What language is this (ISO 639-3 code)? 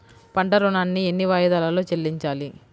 tel